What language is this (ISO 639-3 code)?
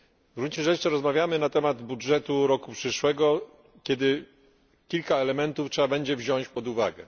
pol